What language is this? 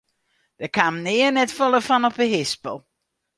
Western Frisian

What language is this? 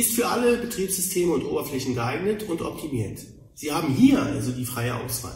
German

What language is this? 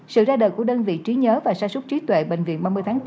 Vietnamese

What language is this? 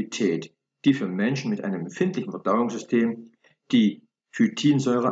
German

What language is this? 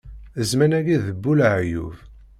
Kabyle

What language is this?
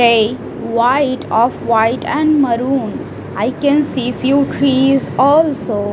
English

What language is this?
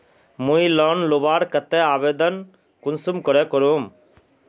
Magahi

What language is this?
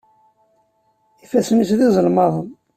Kabyle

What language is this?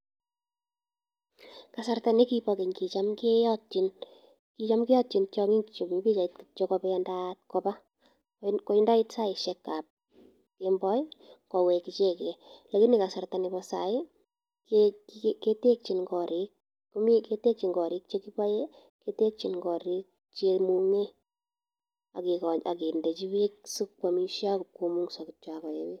Kalenjin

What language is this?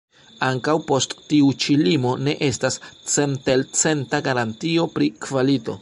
Esperanto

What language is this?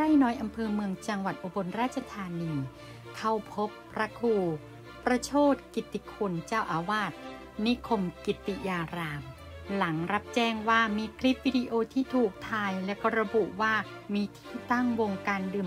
Thai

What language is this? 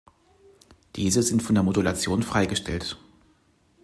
German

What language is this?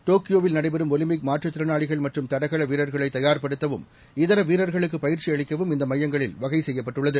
Tamil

